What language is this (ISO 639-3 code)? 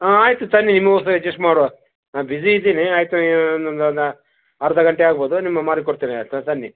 kan